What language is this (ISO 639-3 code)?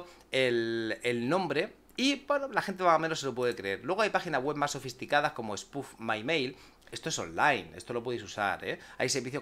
spa